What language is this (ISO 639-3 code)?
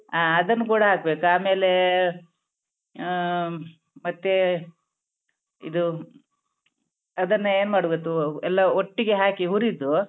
kan